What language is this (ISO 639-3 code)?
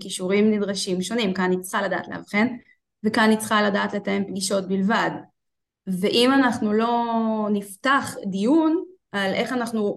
heb